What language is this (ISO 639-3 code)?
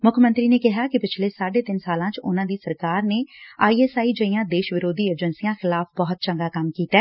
pan